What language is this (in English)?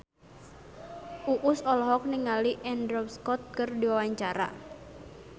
Sundanese